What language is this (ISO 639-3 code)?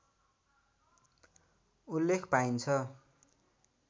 nep